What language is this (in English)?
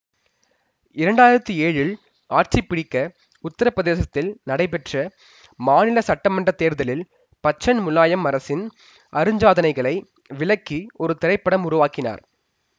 Tamil